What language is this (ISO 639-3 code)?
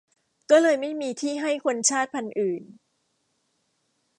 tha